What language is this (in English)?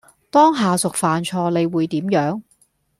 Cantonese